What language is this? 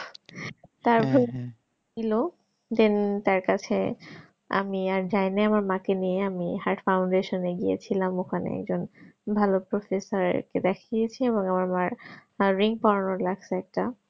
Bangla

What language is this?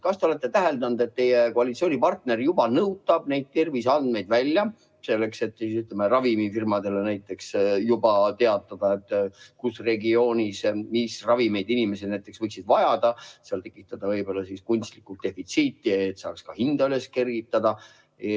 Estonian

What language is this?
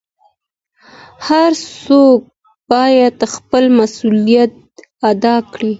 Pashto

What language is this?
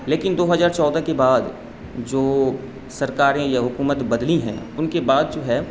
Urdu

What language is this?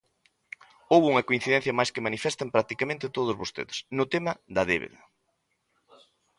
Galician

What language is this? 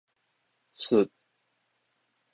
Min Nan Chinese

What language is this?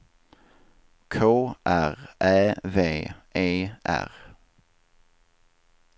Swedish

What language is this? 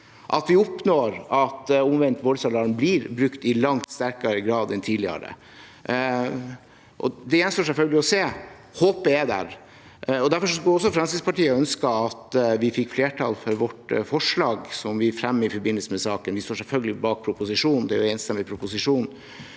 Norwegian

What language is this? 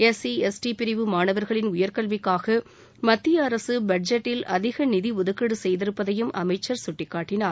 Tamil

